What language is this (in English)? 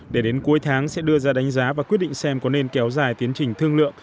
Vietnamese